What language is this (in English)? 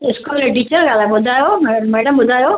Sindhi